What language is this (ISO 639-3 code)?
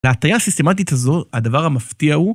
heb